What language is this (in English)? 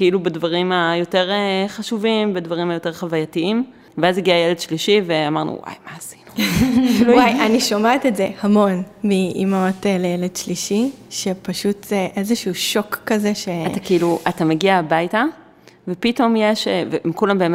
Hebrew